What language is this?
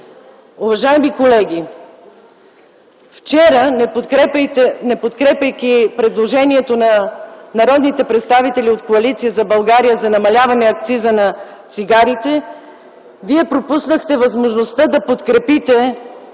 Bulgarian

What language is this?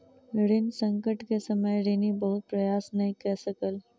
Maithili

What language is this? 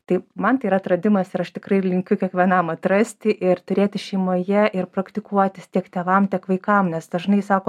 Lithuanian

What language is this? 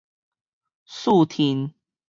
Min Nan Chinese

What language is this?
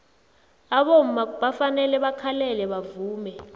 South Ndebele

